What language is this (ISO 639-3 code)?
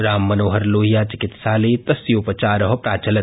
san